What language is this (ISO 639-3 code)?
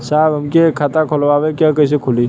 bho